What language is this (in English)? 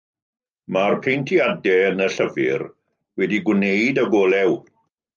Welsh